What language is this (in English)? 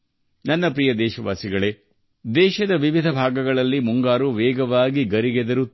Kannada